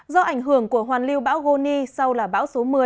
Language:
Vietnamese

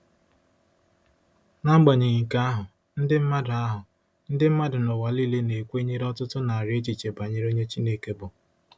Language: Igbo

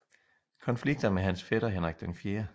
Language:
Danish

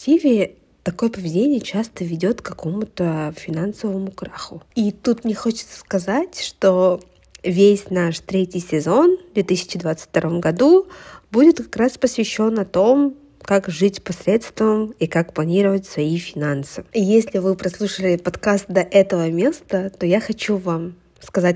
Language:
Russian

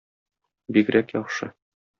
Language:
Tatar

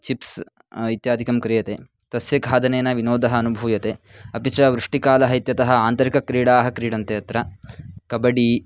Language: Sanskrit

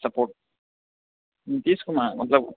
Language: Maithili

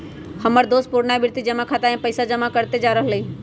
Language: Magahi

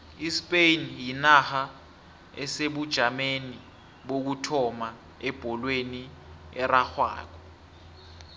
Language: South Ndebele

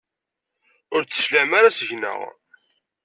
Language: Kabyle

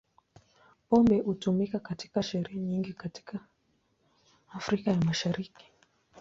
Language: Swahili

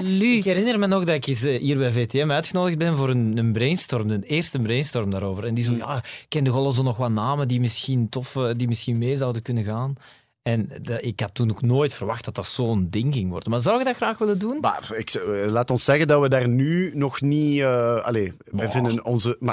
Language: Dutch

